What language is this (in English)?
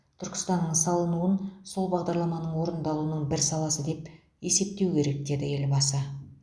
Kazakh